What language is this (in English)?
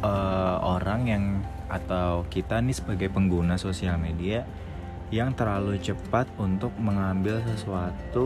Indonesian